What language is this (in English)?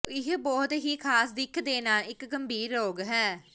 Punjabi